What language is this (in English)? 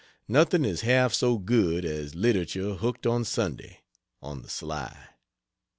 English